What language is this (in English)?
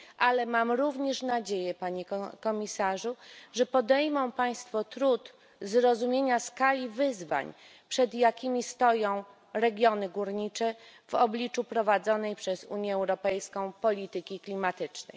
Polish